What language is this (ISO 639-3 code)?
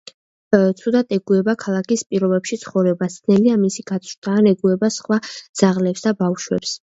kat